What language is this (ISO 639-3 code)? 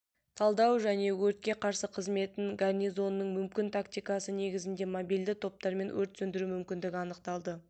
kaz